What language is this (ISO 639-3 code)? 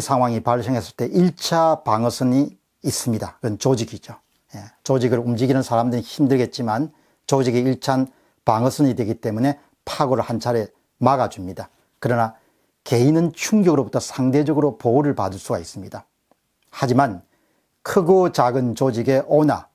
kor